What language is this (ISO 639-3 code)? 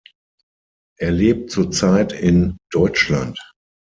deu